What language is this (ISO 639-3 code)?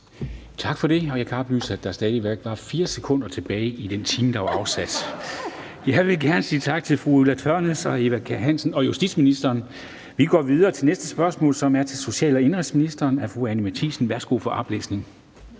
dan